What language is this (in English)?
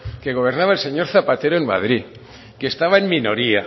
Spanish